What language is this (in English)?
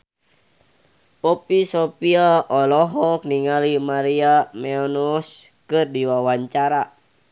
Sundanese